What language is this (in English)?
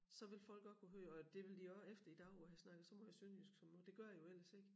Danish